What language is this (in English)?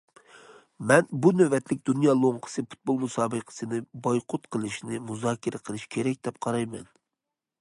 Uyghur